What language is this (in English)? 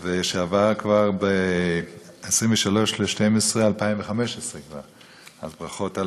Hebrew